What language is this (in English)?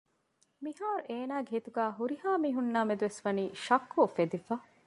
Divehi